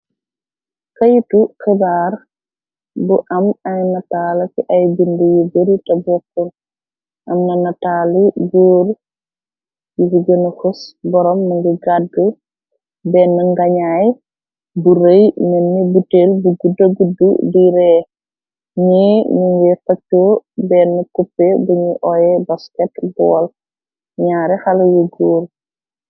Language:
Wolof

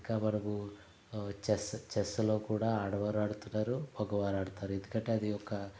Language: Telugu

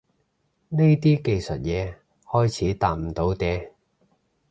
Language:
Cantonese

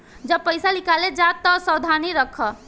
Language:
Bhojpuri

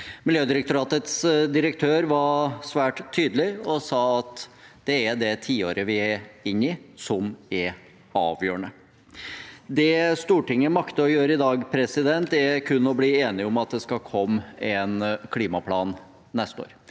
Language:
Norwegian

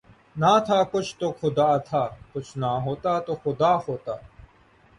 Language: Urdu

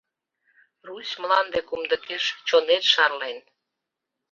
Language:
Mari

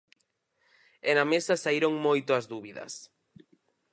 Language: Galician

